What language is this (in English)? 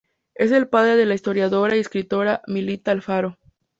Spanish